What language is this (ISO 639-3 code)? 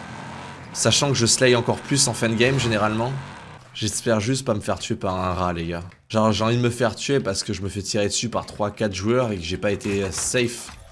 fra